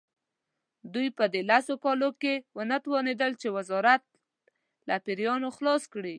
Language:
Pashto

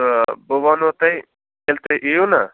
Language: Kashmiri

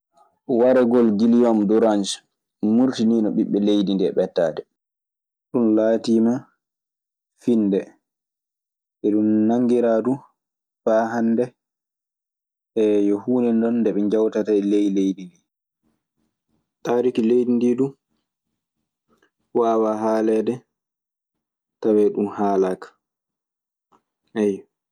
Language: Maasina Fulfulde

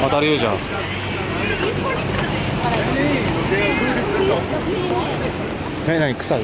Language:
Japanese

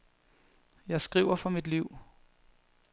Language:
Danish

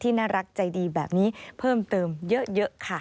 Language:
Thai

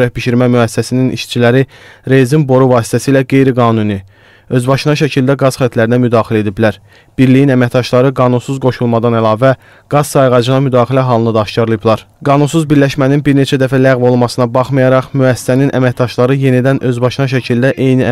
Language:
Turkish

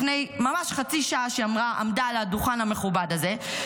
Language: Hebrew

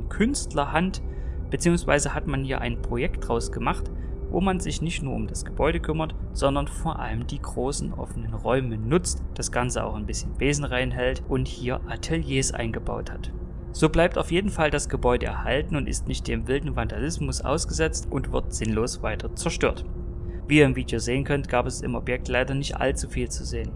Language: German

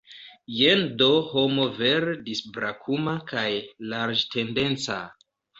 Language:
Esperanto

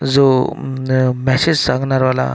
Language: Marathi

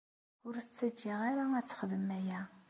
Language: Kabyle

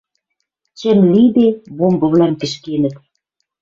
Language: Western Mari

